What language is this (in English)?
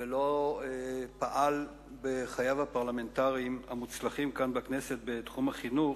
Hebrew